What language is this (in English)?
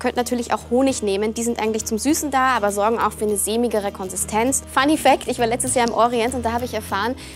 German